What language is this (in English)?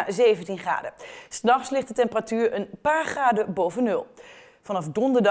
Dutch